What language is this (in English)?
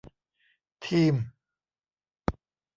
Thai